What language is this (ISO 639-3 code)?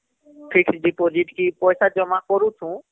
ori